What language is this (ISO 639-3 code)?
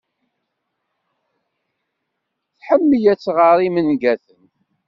kab